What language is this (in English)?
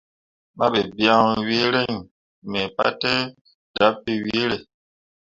Mundang